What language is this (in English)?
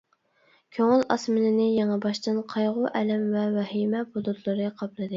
Uyghur